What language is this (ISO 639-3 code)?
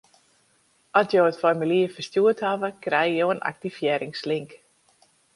fry